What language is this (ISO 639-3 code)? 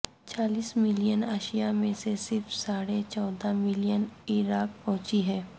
urd